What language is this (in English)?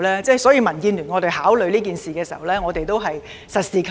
Cantonese